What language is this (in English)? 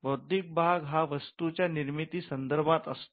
Marathi